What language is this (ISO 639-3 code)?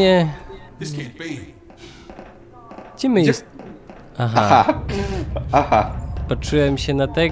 pol